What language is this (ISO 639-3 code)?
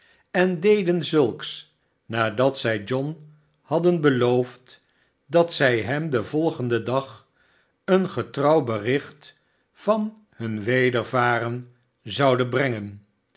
nld